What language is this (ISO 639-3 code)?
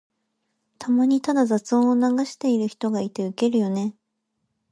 jpn